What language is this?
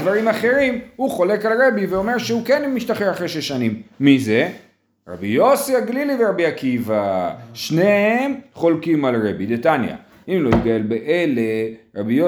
Hebrew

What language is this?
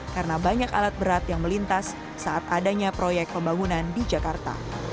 Indonesian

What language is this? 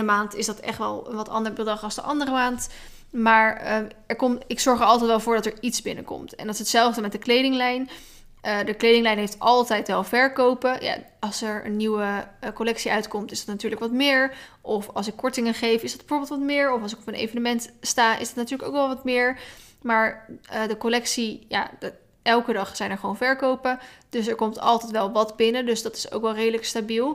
Dutch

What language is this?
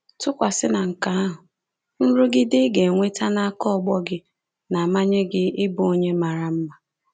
Igbo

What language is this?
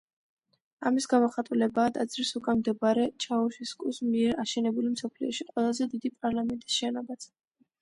Georgian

